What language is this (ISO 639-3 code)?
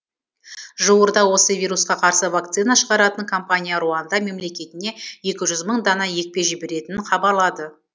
kaz